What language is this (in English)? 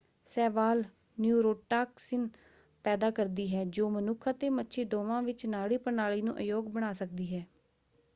Punjabi